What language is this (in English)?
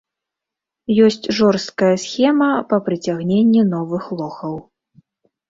Belarusian